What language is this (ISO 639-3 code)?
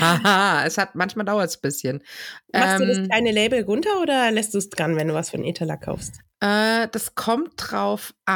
deu